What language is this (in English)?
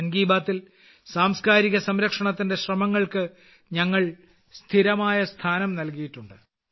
Malayalam